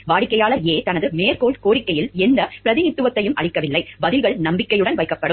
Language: Tamil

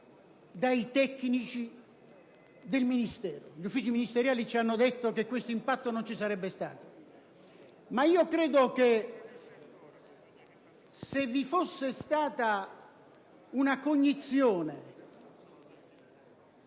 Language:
Italian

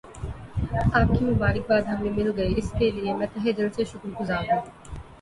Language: Urdu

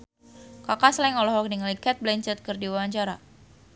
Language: Sundanese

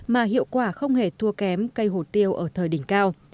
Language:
Vietnamese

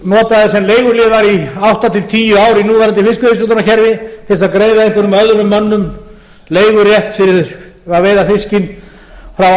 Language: Icelandic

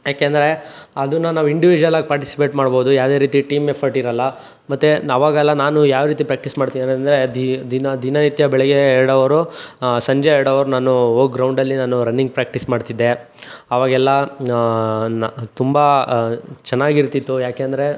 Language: Kannada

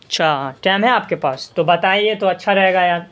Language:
Urdu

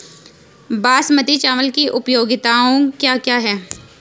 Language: Hindi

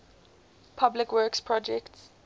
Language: English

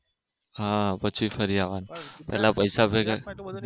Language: Gujarati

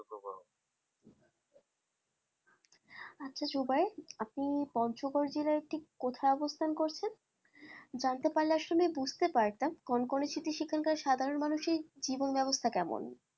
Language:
Bangla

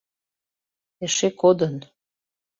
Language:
Mari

